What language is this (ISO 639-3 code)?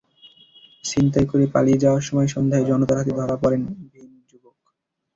ben